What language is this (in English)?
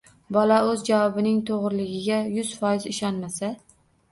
Uzbek